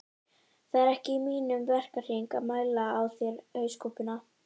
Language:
Icelandic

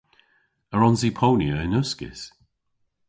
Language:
Cornish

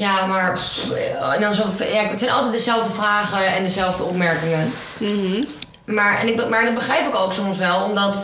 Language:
Dutch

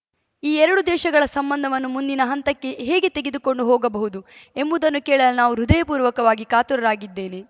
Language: Kannada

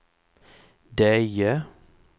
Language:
Swedish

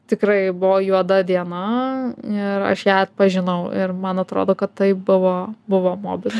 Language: Lithuanian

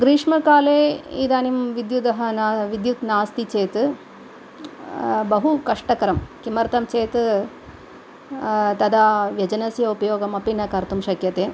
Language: Sanskrit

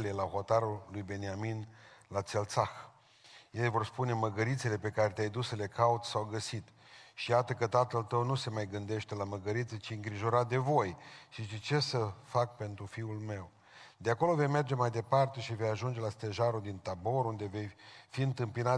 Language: Romanian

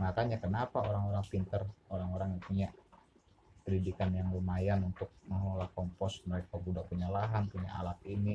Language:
Indonesian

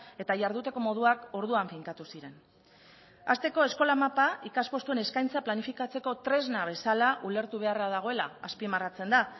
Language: Basque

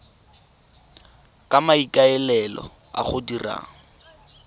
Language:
Tswana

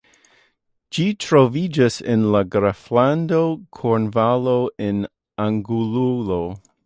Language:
Esperanto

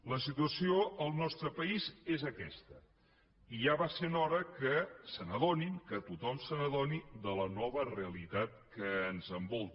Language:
Catalan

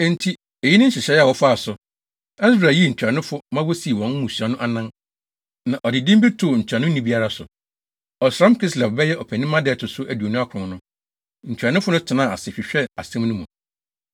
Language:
Akan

